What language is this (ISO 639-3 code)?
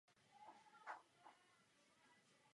ces